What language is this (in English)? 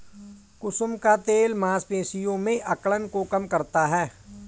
Hindi